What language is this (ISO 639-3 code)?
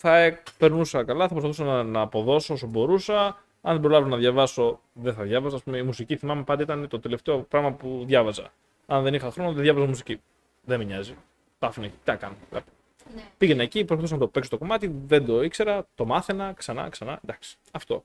ell